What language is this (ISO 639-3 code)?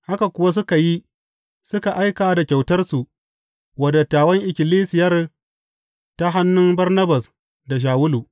hau